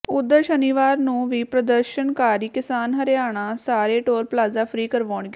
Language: Punjabi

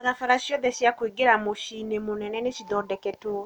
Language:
Kikuyu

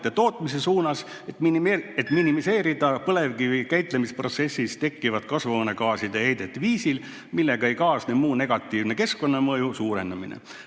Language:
Estonian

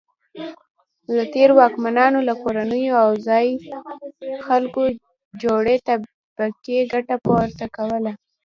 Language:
Pashto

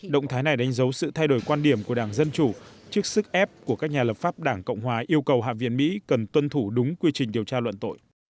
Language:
Vietnamese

